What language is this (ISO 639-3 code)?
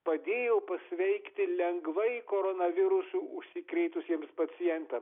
lit